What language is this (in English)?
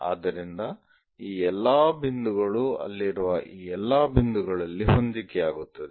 Kannada